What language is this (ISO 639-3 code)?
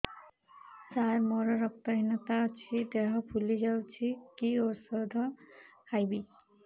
ori